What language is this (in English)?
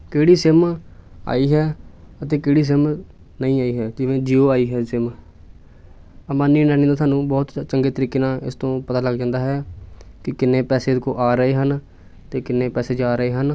Punjabi